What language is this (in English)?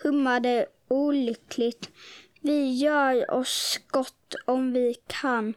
Swedish